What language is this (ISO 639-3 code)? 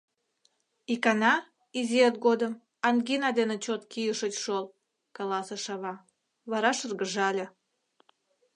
chm